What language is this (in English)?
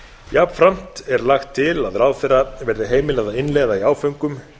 Icelandic